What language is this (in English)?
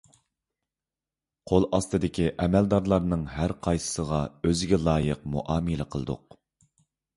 Uyghur